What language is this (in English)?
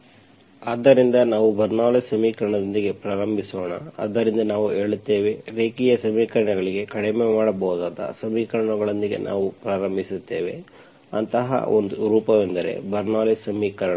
Kannada